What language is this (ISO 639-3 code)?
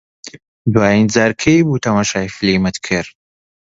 ckb